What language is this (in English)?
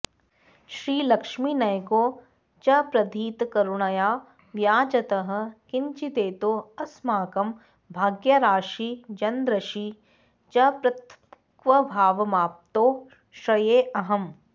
Sanskrit